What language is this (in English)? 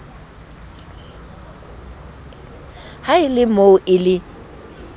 Southern Sotho